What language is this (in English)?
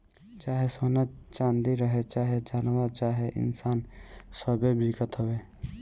Bhojpuri